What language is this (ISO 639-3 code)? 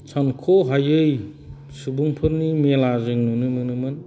brx